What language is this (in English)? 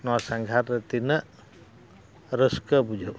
Santali